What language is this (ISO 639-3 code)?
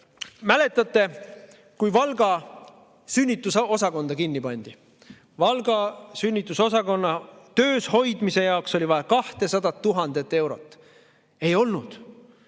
est